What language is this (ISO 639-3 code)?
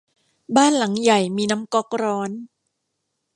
tha